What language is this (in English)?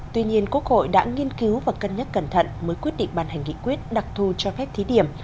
Vietnamese